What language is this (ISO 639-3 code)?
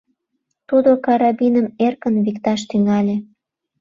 chm